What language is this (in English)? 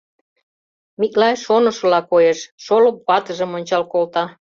Mari